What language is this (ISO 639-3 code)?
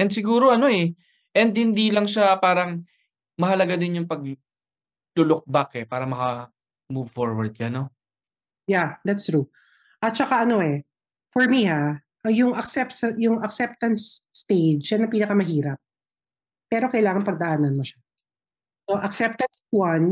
fil